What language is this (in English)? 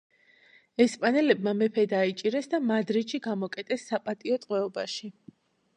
Georgian